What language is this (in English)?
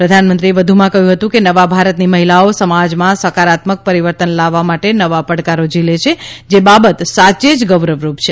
Gujarati